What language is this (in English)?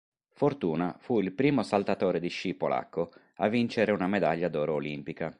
Italian